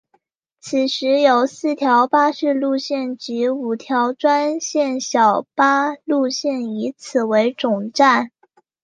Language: Chinese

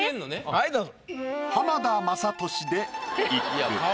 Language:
Japanese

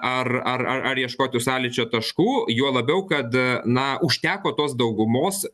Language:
Lithuanian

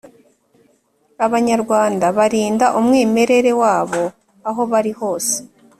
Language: Kinyarwanda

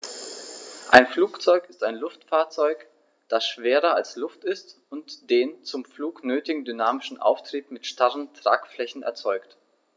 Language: German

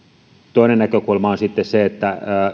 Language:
Finnish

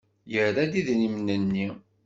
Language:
Kabyle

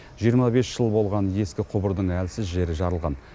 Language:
Kazakh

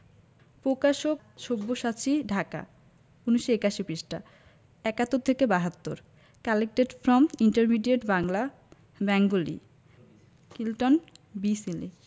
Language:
Bangla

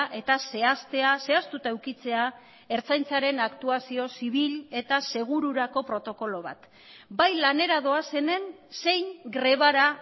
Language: Basque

